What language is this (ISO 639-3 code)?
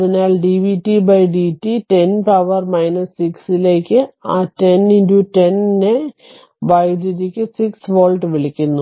mal